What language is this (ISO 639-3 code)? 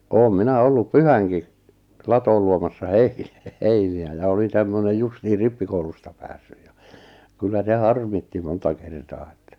fin